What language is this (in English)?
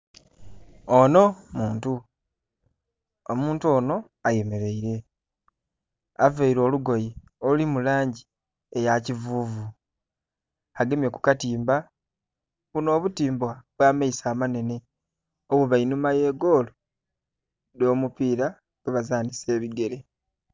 Soga